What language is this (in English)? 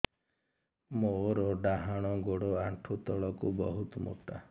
Odia